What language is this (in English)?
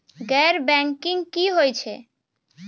Maithili